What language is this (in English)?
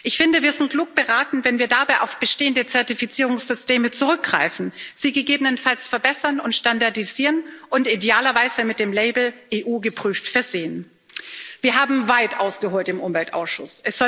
German